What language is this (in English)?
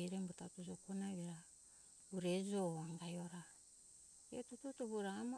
Hunjara-Kaina Ke